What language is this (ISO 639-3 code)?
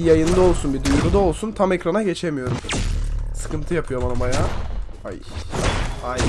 tur